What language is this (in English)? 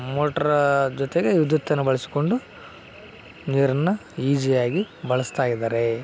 Kannada